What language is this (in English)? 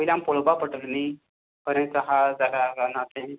Konkani